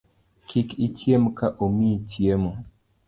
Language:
Luo (Kenya and Tanzania)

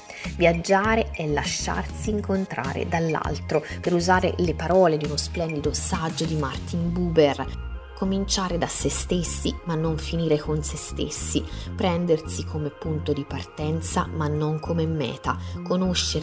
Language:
Italian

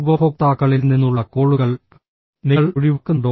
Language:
Malayalam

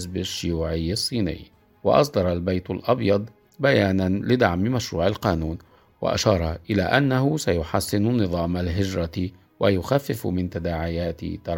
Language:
Arabic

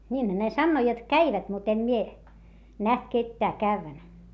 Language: Finnish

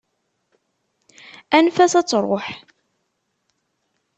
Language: Kabyle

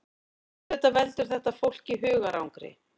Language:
Icelandic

